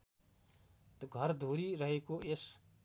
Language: Nepali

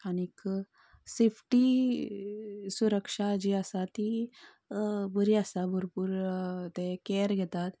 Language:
Konkani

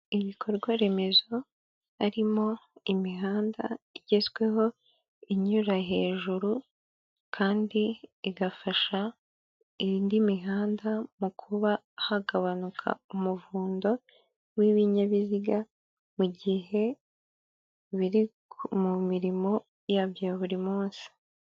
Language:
Kinyarwanda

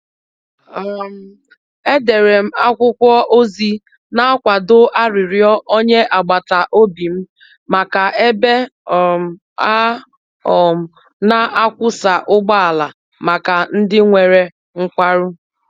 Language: Igbo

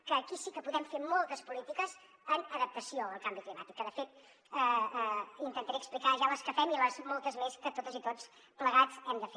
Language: Catalan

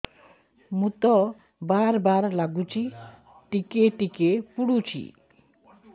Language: Odia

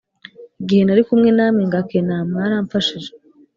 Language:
Kinyarwanda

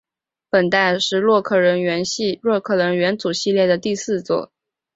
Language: Chinese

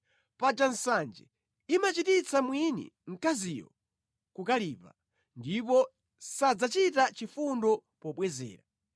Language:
Nyanja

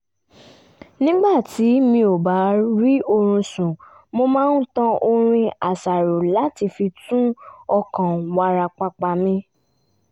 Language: Yoruba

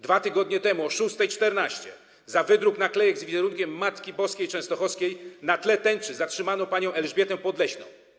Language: Polish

